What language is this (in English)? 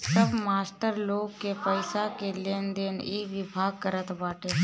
Bhojpuri